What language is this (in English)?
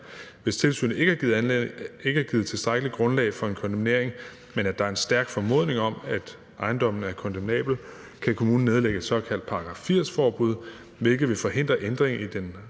Danish